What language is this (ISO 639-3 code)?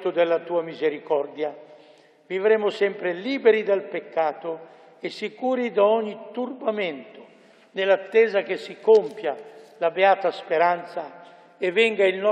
ita